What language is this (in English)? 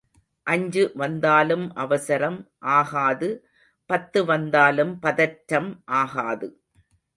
Tamil